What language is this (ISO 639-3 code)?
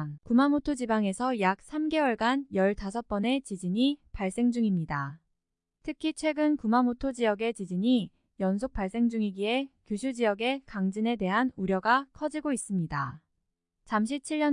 kor